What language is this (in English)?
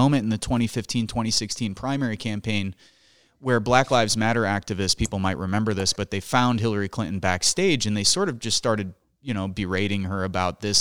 English